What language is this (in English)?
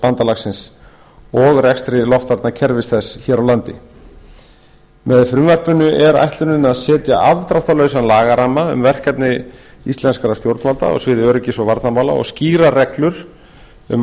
Icelandic